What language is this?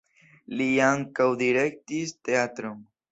Esperanto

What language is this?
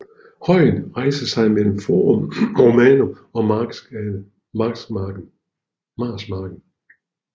Danish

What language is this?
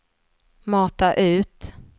Swedish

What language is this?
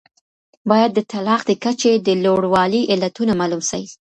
Pashto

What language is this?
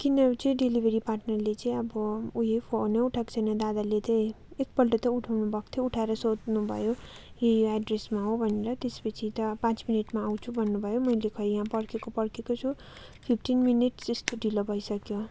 Nepali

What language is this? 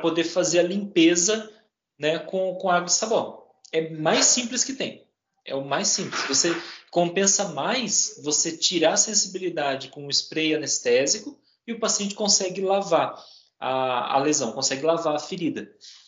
Portuguese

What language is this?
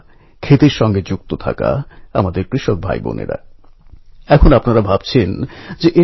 Bangla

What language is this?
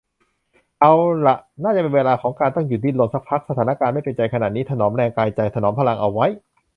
Thai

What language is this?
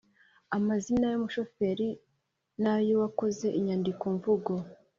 Kinyarwanda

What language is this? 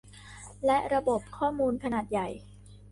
Thai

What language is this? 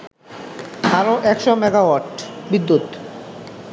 Bangla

